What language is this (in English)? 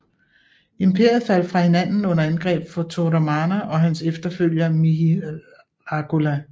Danish